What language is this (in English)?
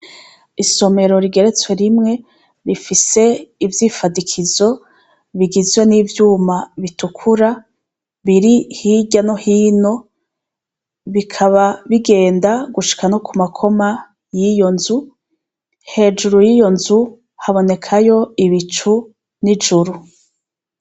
Rundi